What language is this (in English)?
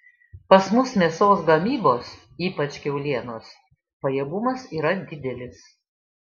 Lithuanian